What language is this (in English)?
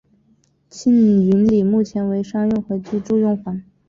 Chinese